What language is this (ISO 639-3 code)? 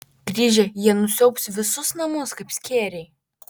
lit